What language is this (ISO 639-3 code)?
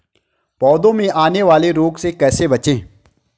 hin